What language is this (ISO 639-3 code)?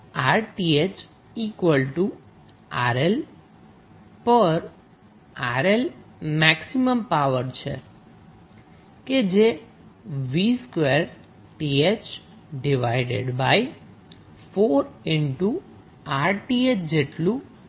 guj